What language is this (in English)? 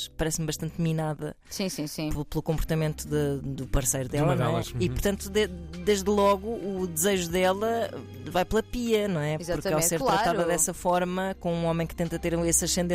Portuguese